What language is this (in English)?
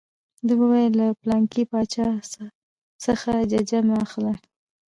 Pashto